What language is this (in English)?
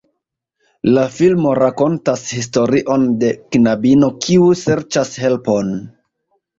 Esperanto